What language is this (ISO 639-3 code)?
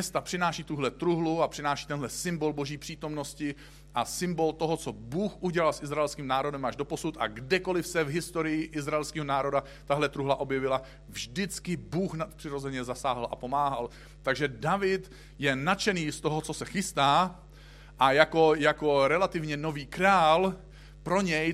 ces